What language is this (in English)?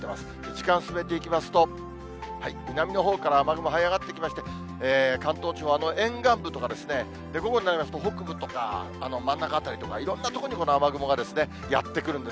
Japanese